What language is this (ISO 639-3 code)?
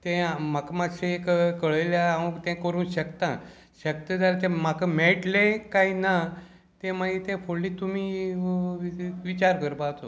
kok